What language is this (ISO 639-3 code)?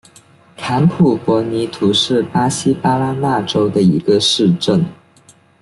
zho